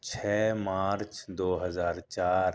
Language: Urdu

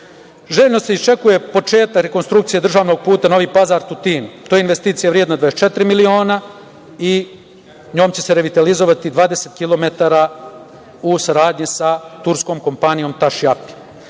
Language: Serbian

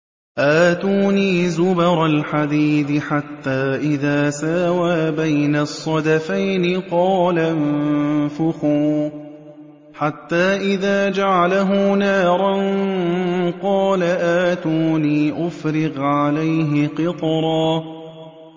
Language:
Arabic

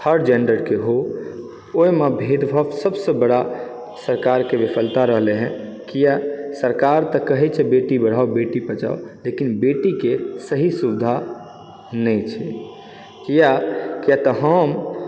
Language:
Maithili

